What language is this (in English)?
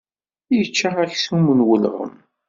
Kabyle